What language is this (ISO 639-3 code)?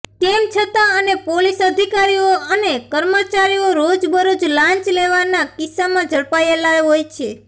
guj